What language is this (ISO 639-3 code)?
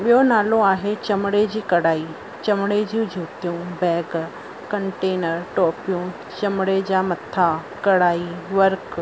snd